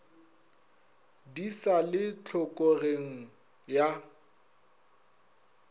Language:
Northern Sotho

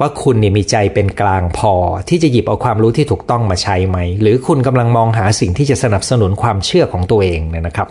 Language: Thai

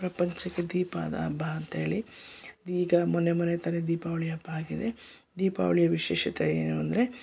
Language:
Kannada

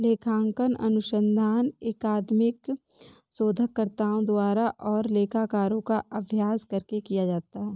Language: Hindi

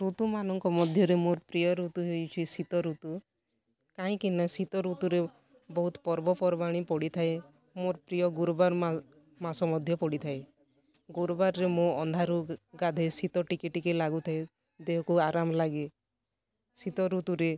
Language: Odia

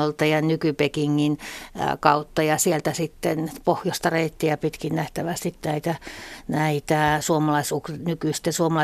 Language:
Finnish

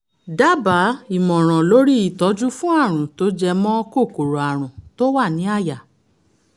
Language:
Yoruba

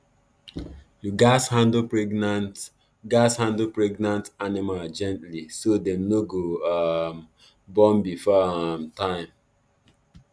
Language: Nigerian Pidgin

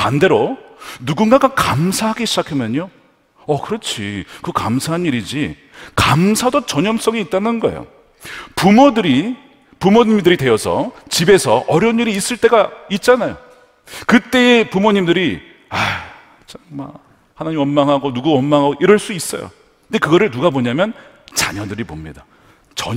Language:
Korean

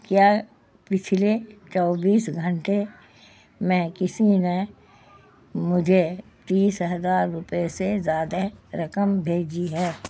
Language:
Urdu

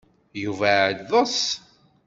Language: Kabyle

